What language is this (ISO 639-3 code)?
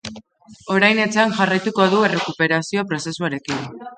eus